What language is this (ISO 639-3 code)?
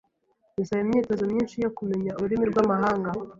kin